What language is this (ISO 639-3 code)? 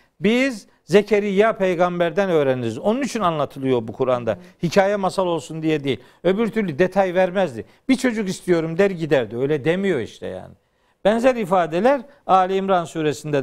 tur